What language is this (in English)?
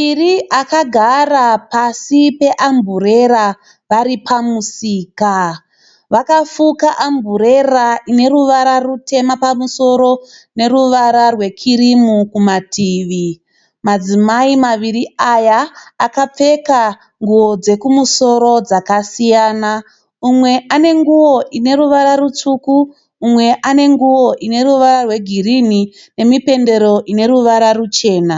Shona